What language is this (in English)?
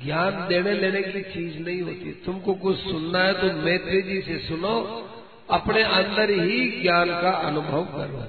Hindi